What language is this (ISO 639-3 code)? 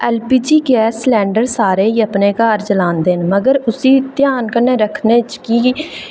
doi